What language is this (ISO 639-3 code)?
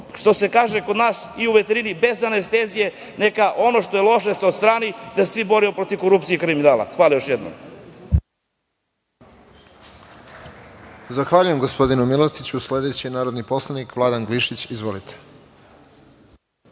srp